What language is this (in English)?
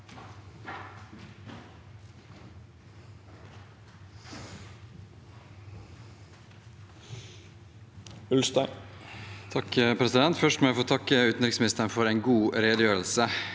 Norwegian